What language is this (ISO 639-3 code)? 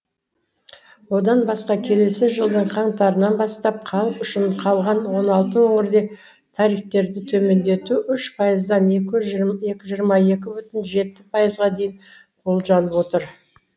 kaz